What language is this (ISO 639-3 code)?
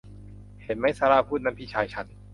tha